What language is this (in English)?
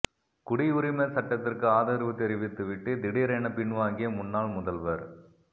Tamil